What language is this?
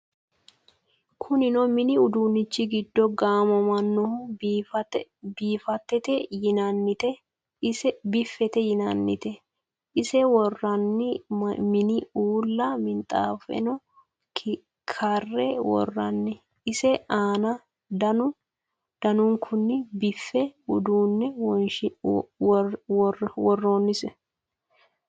Sidamo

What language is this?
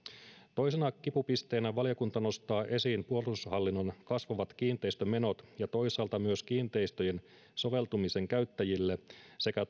Finnish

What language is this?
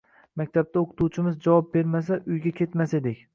Uzbek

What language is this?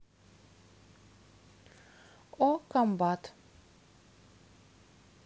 Russian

